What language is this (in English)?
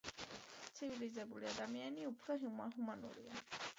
Georgian